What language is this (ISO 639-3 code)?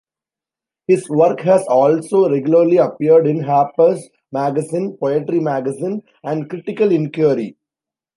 eng